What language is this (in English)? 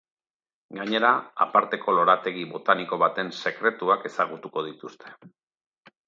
Basque